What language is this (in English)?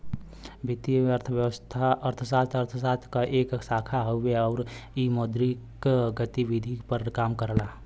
Bhojpuri